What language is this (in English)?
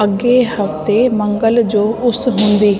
Sindhi